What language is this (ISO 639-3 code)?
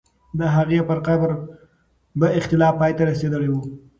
pus